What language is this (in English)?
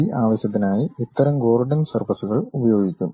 Malayalam